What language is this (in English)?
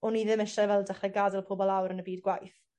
Welsh